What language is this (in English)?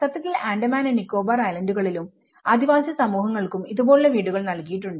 Malayalam